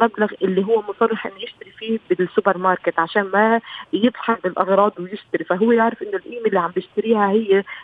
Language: Arabic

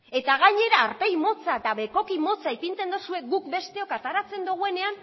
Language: Basque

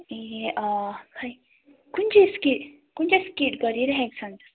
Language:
Nepali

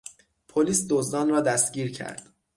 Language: Persian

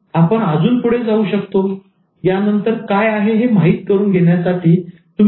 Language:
Marathi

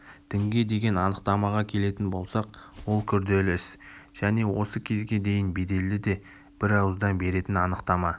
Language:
Kazakh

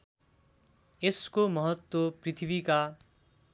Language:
Nepali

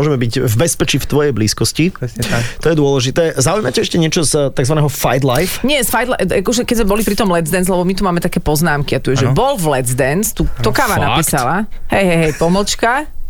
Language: Slovak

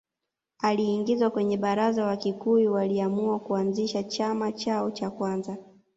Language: Swahili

